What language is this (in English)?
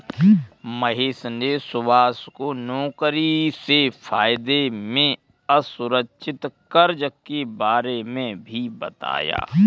Hindi